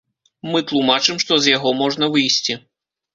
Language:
Belarusian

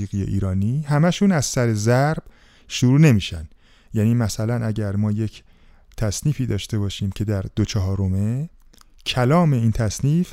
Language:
Persian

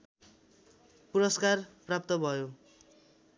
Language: Nepali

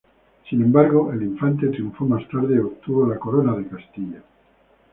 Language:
Spanish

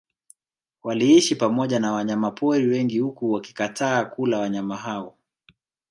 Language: Swahili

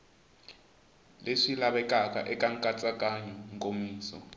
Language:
Tsonga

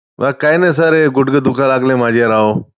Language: Marathi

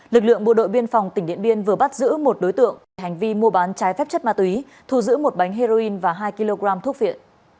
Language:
Vietnamese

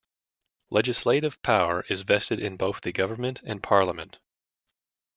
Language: English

